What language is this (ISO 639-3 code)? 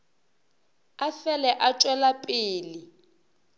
nso